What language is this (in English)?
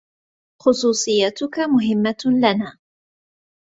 Arabic